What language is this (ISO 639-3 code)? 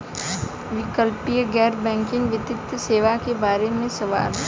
bho